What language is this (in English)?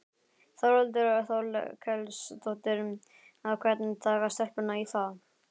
Icelandic